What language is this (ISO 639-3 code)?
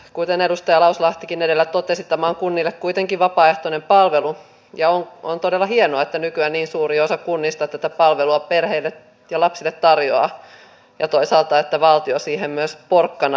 fin